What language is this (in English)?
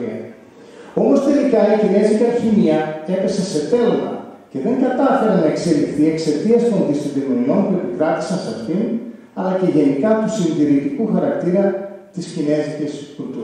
Greek